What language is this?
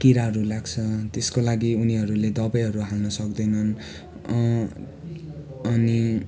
Nepali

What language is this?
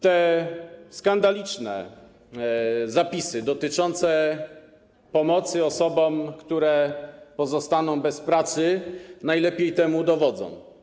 Polish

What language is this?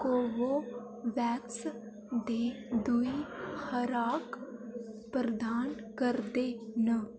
Dogri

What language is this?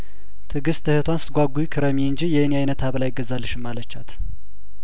Amharic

